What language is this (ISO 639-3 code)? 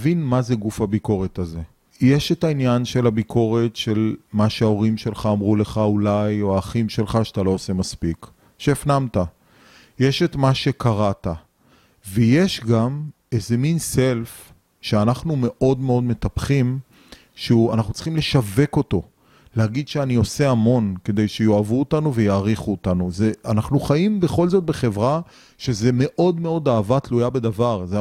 heb